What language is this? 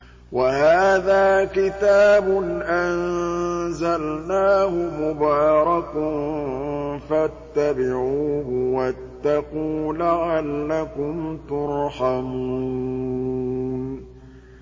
Arabic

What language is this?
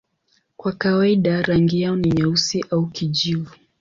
Swahili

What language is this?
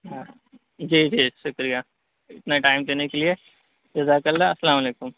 Urdu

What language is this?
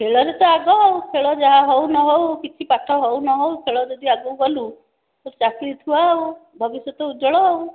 Odia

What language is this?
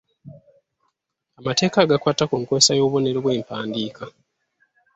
Ganda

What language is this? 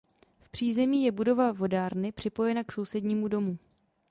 Czech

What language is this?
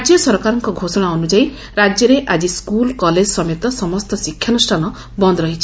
Odia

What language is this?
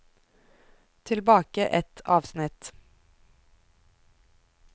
Norwegian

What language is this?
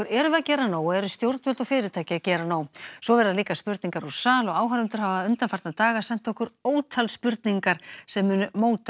Icelandic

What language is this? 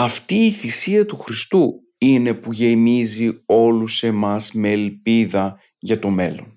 Greek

